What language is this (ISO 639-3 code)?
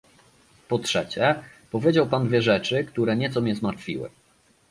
pol